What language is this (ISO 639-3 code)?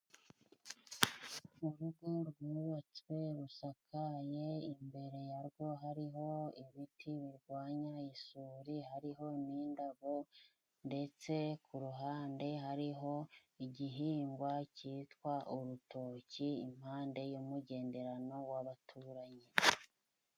kin